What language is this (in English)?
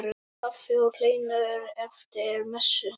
Icelandic